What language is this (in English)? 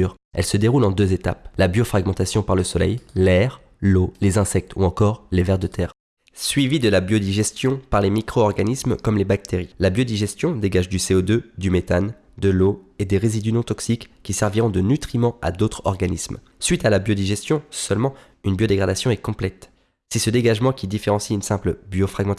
French